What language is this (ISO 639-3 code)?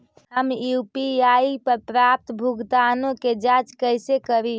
mag